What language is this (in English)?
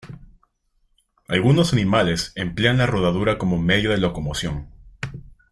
Spanish